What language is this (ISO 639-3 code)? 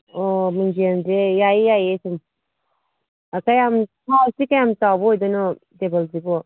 mni